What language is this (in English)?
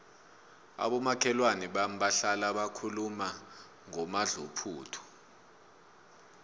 South Ndebele